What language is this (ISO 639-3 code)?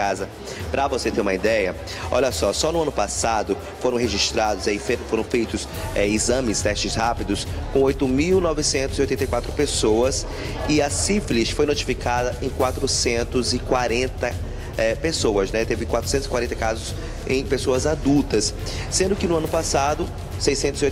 por